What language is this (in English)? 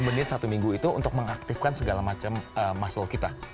Indonesian